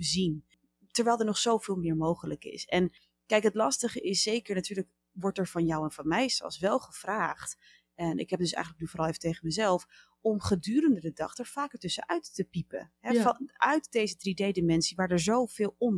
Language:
Dutch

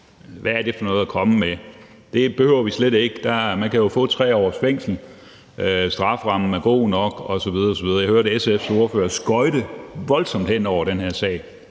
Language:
Danish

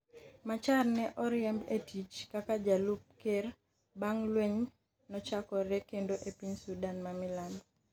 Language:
Luo (Kenya and Tanzania)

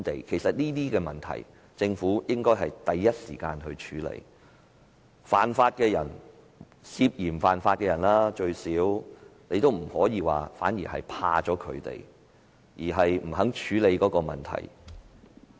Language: Cantonese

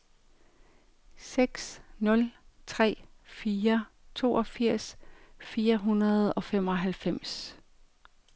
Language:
Danish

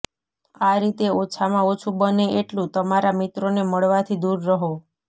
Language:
Gujarati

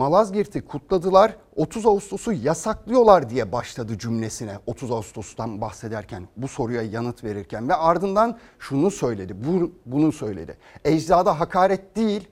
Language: Turkish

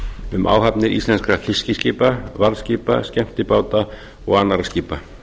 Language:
Icelandic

